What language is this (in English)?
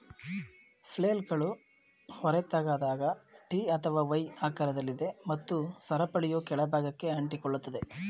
Kannada